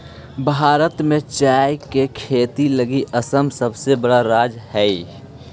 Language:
Magahi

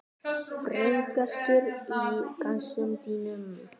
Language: Icelandic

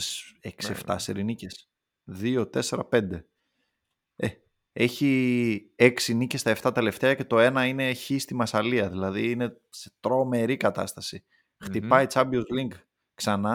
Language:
Greek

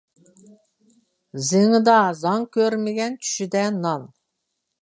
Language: Uyghur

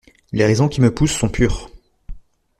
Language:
French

